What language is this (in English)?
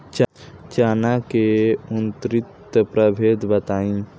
Bhojpuri